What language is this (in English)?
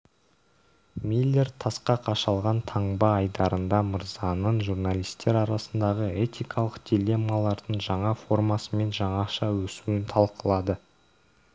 Kazakh